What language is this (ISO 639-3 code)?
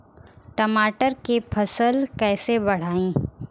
bho